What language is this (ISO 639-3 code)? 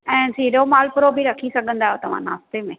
snd